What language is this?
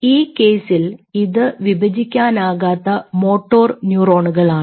Malayalam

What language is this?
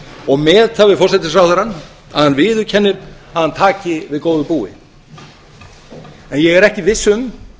Icelandic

